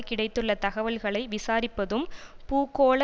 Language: Tamil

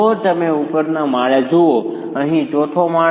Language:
Gujarati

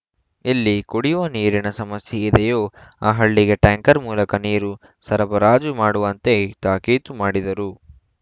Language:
Kannada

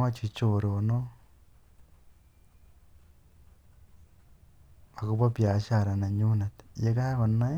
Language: Kalenjin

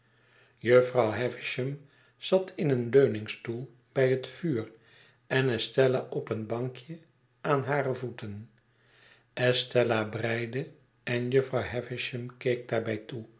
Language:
Dutch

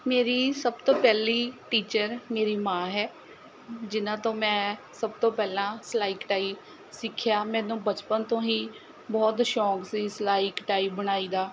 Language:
Punjabi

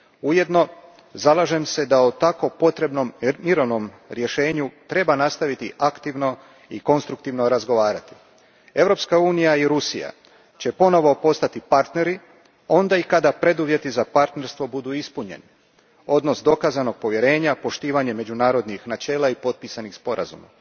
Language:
Croatian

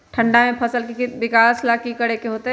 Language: Magahi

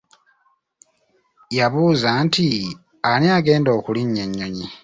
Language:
Ganda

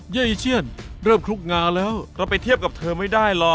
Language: Thai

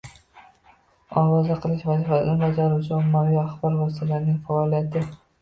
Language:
Uzbek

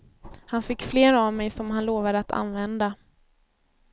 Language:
Swedish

